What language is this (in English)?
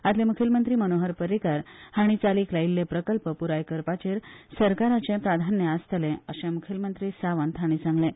Konkani